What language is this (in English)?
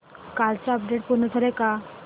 Marathi